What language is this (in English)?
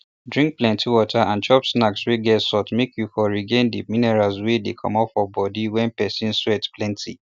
Nigerian Pidgin